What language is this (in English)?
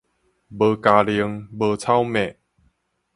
Min Nan Chinese